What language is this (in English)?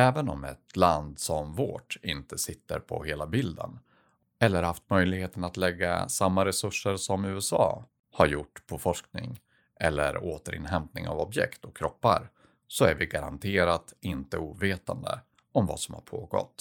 Swedish